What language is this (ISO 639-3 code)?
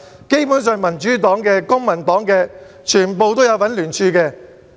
yue